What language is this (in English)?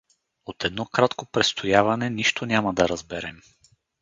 Bulgarian